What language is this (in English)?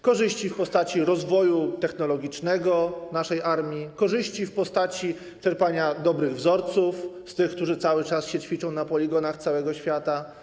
Polish